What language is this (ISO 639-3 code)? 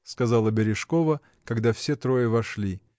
rus